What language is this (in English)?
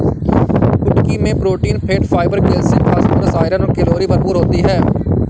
Hindi